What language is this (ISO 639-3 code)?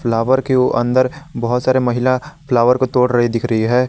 hin